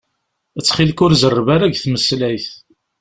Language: Kabyle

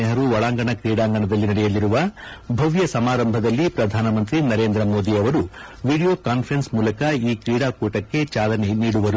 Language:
Kannada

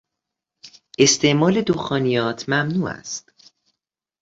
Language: Persian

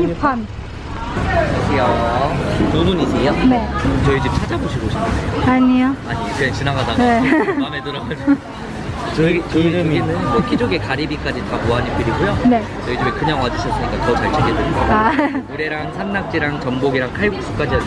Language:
Korean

